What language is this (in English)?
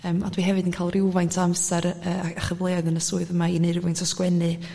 Welsh